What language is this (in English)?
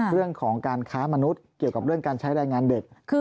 Thai